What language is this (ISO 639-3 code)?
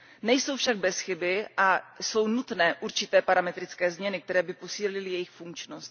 ces